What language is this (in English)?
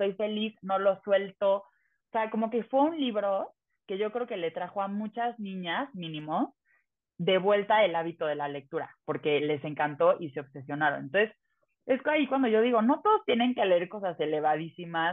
Spanish